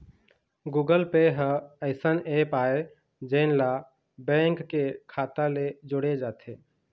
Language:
Chhattisgarhi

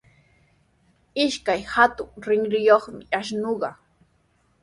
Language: Sihuas Ancash Quechua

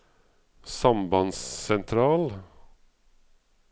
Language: Norwegian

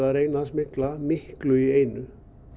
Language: Icelandic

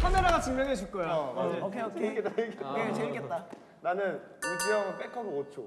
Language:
Korean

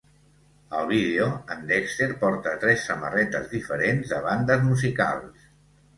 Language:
Catalan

